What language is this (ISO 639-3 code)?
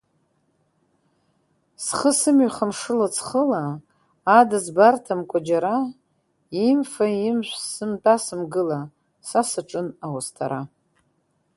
abk